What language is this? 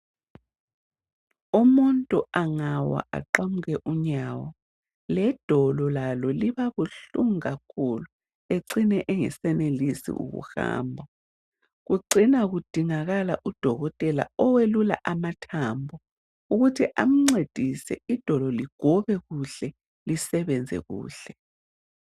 North Ndebele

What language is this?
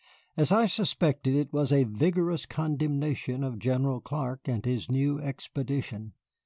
English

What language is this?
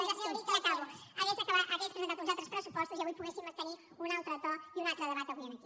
Catalan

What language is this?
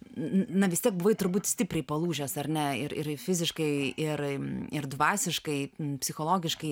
Lithuanian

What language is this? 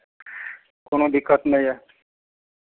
Maithili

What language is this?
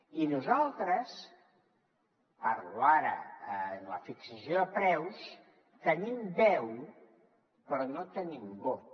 Catalan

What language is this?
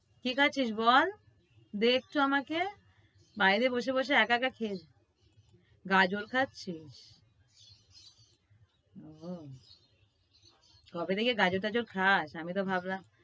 Bangla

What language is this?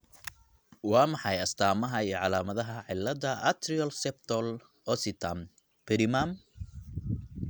Somali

